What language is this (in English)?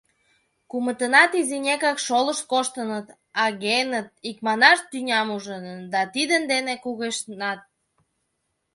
Mari